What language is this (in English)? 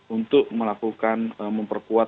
Indonesian